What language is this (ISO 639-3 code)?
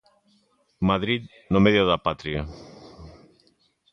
glg